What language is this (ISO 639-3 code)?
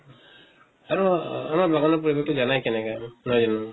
asm